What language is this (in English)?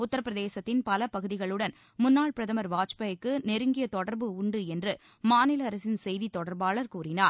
Tamil